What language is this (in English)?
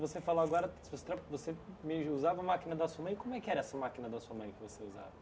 Portuguese